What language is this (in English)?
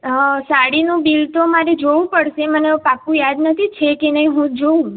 Gujarati